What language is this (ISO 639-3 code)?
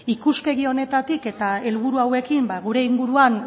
eus